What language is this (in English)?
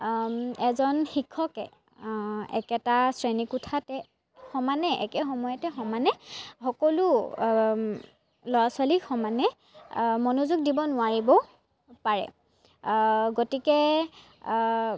Assamese